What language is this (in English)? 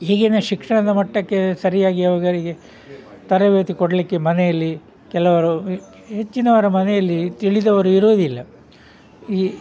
Kannada